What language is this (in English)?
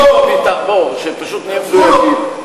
Hebrew